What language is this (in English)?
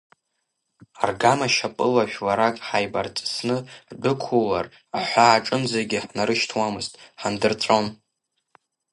Abkhazian